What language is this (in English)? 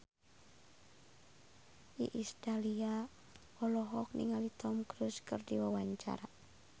Sundanese